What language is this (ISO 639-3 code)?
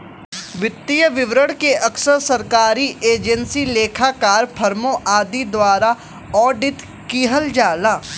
bho